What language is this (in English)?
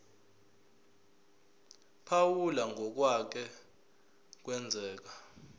Zulu